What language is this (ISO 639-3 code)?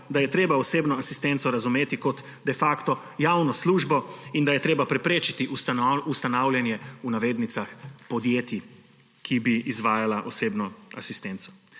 slv